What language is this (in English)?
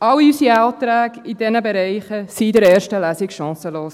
Swiss German